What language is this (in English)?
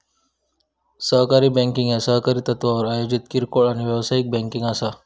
Marathi